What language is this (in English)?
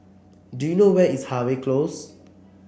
English